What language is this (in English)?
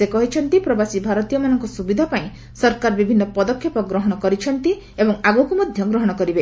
Odia